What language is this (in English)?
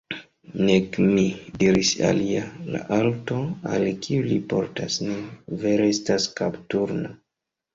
Esperanto